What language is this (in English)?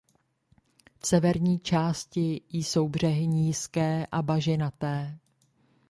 Czech